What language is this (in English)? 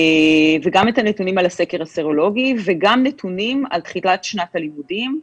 Hebrew